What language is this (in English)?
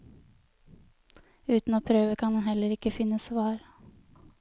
Norwegian